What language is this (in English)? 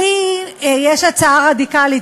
Hebrew